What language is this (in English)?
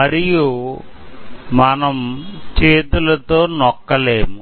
Telugu